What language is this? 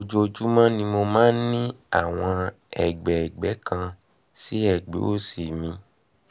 Yoruba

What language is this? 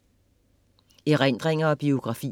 Danish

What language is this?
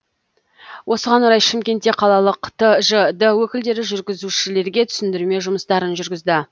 Kazakh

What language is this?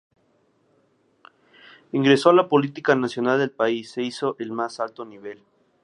Spanish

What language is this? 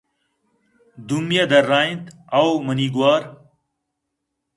Eastern Balochi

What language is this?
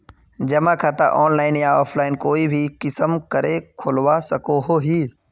Magahi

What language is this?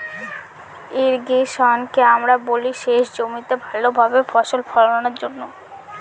Bangla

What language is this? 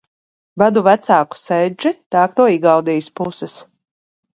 Latvian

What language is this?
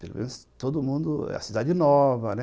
Portuguese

